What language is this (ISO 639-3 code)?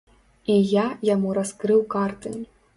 bel